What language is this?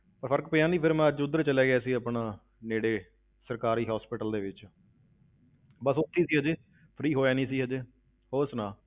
Punjabi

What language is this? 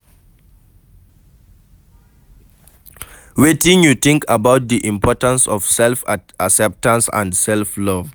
Nigerian Pidgin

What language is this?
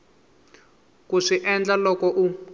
Tsonga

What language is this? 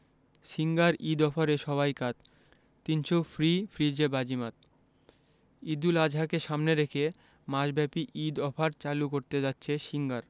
Bangla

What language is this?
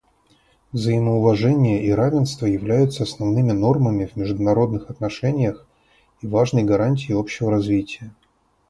Russian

